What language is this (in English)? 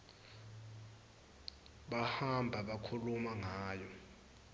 Swati